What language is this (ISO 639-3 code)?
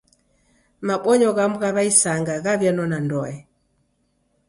dav